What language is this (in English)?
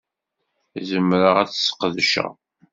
Kabyle